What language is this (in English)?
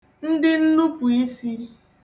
Igbo